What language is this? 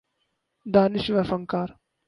Urdu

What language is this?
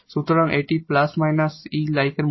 Bangla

